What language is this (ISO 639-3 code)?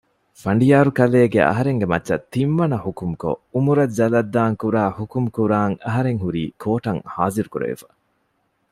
div